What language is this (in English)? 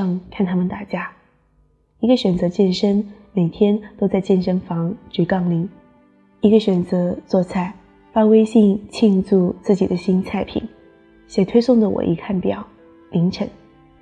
Chinese